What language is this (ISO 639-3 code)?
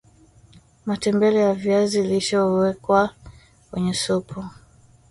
swa